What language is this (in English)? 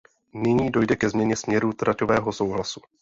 Czech